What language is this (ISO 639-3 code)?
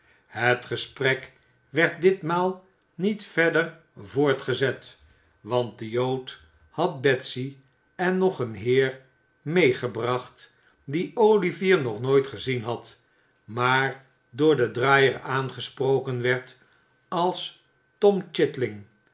nld